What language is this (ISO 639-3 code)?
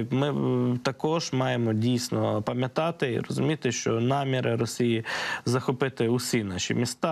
ukr